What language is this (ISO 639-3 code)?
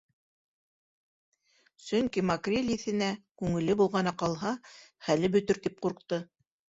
bak